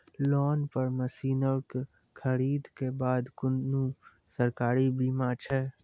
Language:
Maithili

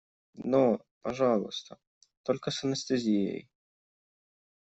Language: Russian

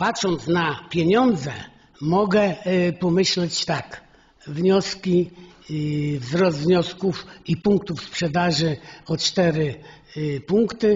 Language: Polish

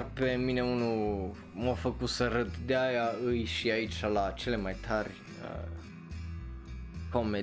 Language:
Romanian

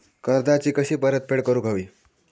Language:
Marathi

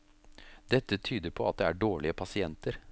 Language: Norwegian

